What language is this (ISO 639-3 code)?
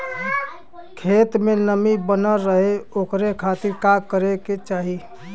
bho